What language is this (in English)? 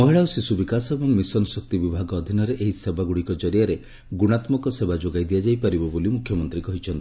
Odia